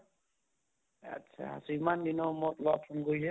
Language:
Assamese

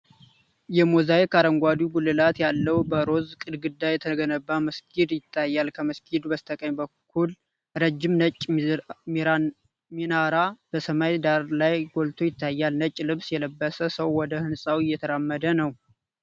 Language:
Amharic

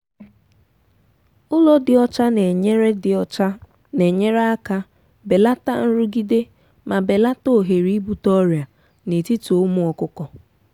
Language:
Igbo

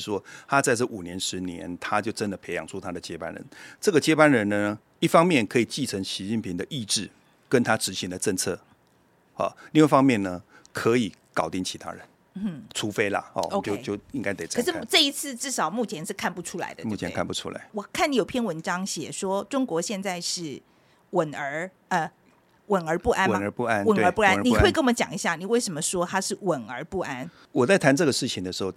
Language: Chinese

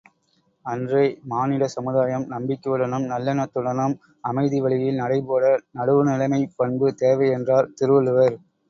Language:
Tamil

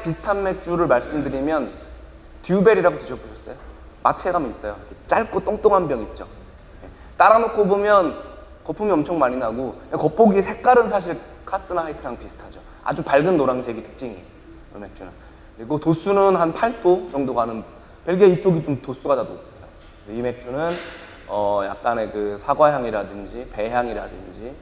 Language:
Korean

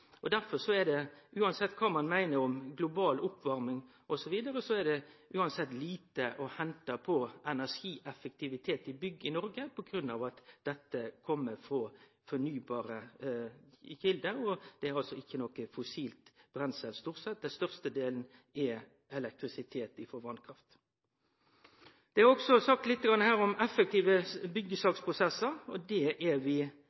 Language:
Norwegian Nynorsk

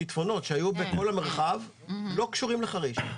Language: Hebrew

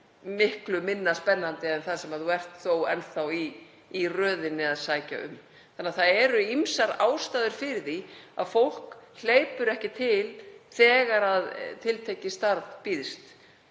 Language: Icelandic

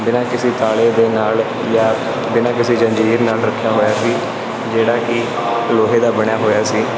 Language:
Punjabi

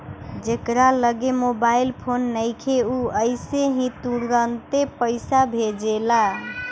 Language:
Bhojpuri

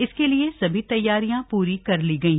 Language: Hindi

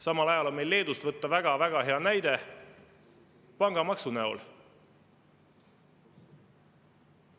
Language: Estonian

